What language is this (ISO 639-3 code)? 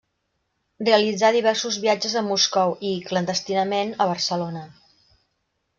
cat